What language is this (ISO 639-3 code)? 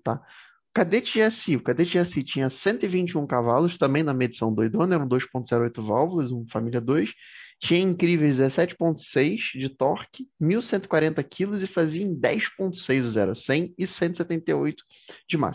por